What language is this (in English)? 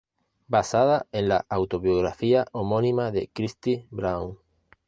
Spanish